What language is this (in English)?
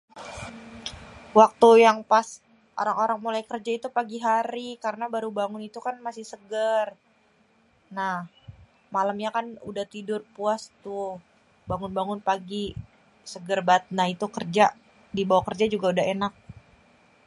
Betawi